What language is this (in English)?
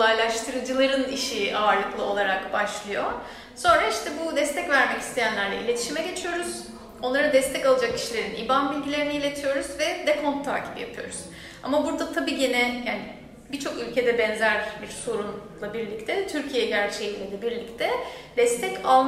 Turkish